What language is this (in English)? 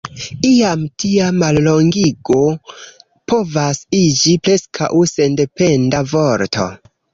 Esperanto